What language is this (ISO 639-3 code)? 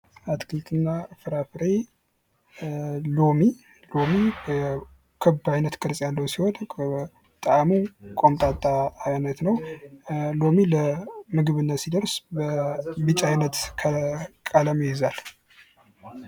amh